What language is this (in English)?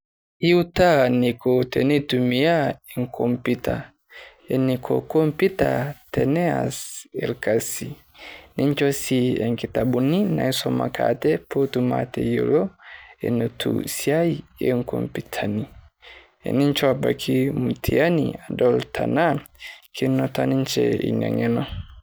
Masai